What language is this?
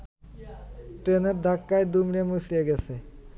Bangla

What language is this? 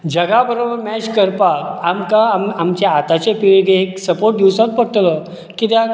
Konkani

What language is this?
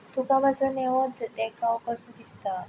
Konkani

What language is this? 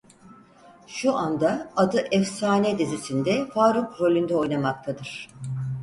Turkish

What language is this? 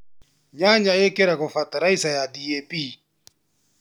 Kikuyu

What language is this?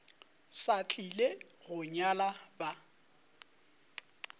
Northern Sotho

